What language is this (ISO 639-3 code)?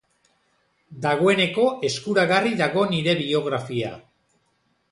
eus